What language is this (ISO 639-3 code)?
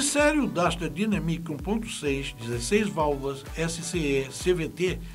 por